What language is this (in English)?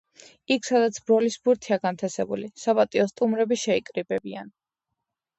Georgian